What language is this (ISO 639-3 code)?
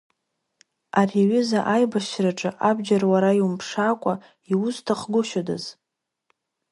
abk